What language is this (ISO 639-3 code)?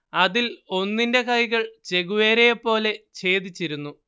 mal